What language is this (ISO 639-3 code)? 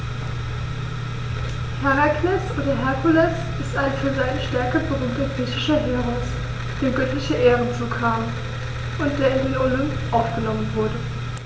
deu